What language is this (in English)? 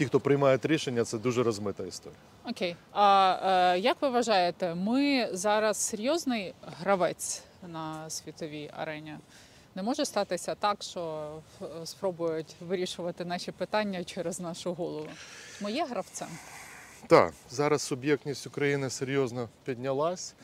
Ukrainian